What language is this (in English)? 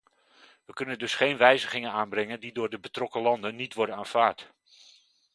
Dutch